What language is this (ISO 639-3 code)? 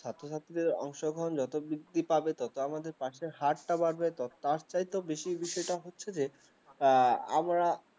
ben